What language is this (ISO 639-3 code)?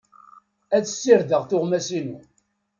kab